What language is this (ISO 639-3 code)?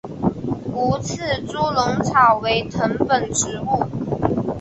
zho